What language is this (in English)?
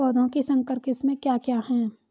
Hindi